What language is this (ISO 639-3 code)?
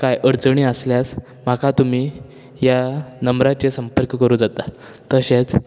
kok